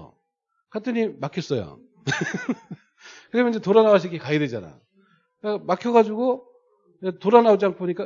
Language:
Korean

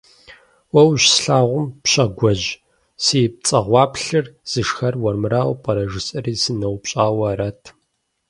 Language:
Kabardian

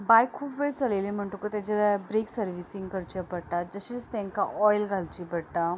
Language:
Konkani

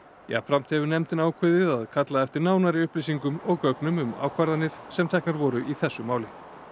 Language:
Icelandic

